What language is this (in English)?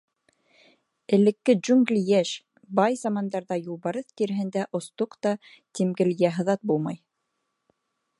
Bashkir